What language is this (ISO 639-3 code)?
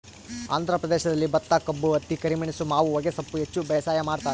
kan